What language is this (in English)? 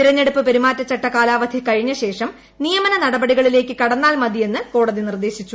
Malayalam